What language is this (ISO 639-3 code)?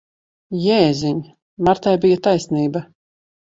lav